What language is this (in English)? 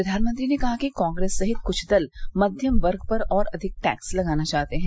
Hindi